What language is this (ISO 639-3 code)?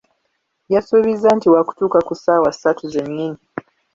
lug